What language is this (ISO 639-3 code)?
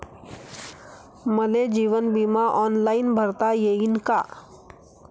mar